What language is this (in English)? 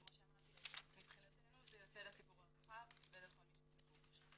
Hebrew